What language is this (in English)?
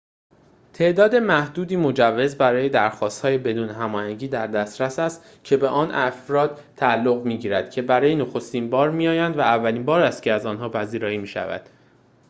Persian